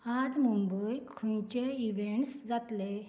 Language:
Konkani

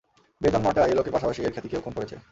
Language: Bangla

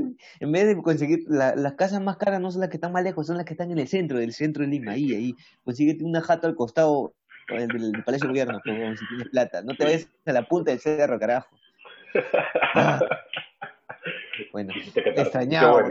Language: Spanish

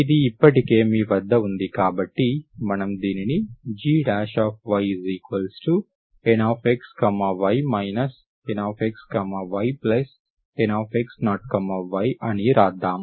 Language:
Telugu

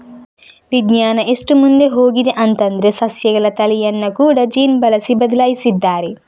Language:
Kannada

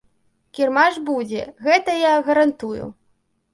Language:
Belarusian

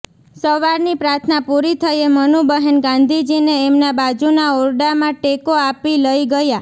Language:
Gujarati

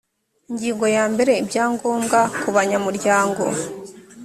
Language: Kinyarwanda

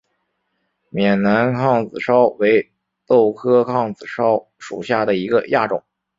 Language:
Chinese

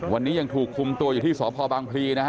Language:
Thai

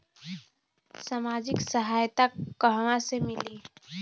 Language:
Bhojpuri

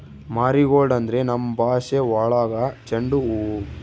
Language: Kannada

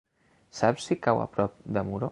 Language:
Catalan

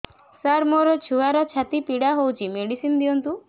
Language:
Odia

